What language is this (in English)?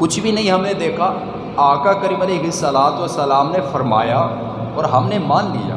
Urdu